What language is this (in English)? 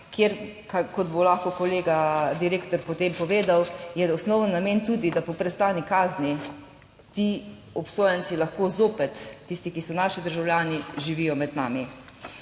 Slovenian